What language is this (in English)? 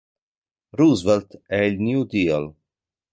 Italian